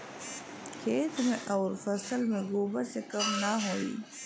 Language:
Bhojpuri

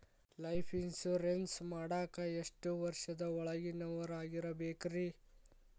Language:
Kannada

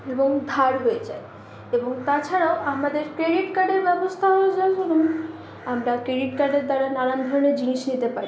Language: Bangla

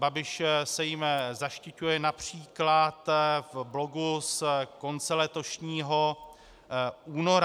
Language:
Czech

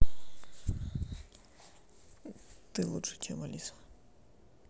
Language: Russian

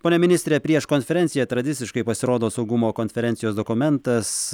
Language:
Lithuanian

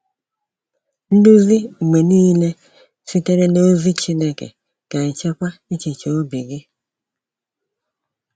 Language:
Igbo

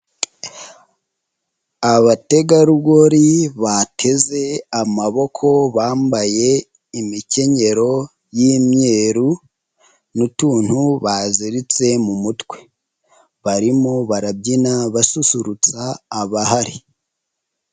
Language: Kinyarwanda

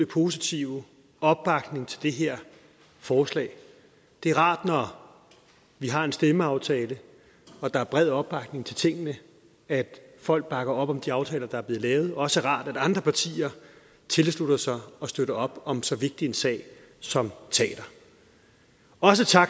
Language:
Danish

